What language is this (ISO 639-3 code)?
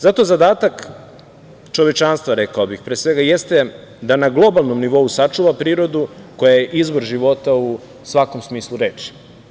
srp